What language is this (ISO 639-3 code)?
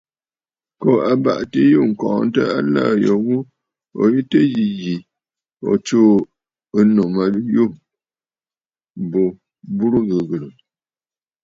bfd